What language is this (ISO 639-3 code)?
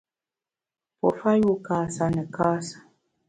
bax